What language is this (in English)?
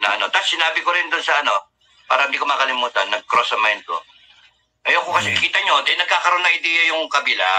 Filipino